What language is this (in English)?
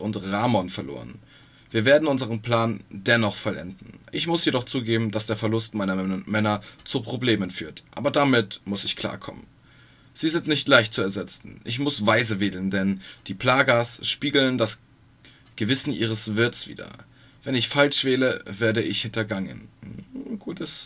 German